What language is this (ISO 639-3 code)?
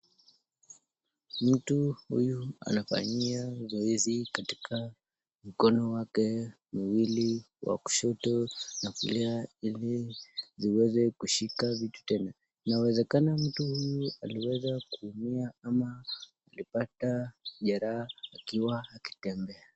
swa